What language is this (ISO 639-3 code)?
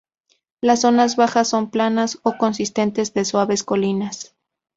spa